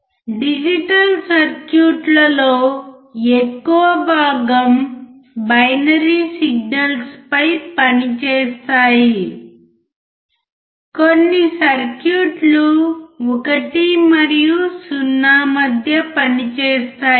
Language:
Telugu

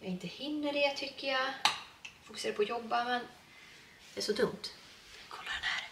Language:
Swedish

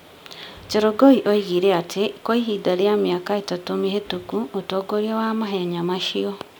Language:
Kikuyu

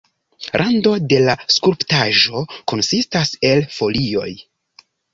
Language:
Esperanto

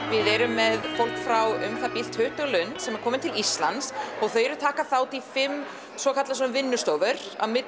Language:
Icelandic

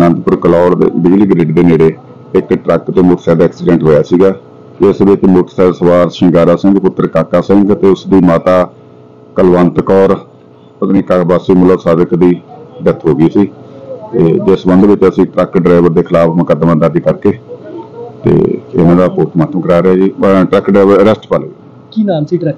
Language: Punjabi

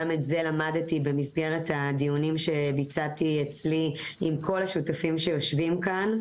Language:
Hebrew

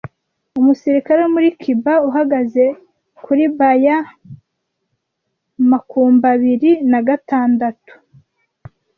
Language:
Kinyarwanda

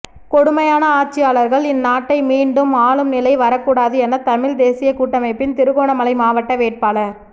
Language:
Tamil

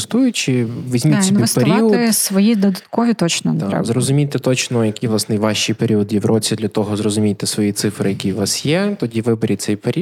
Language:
Ukrainian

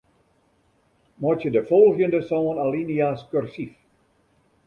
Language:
Western Frisian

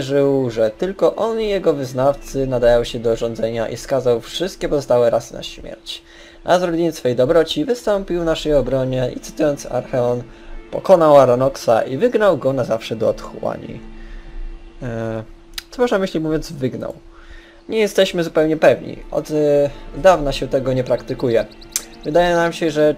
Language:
Polish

